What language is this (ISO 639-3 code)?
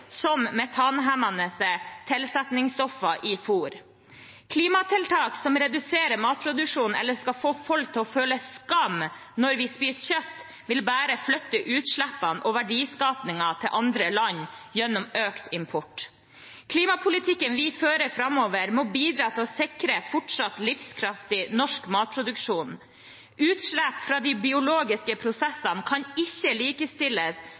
nob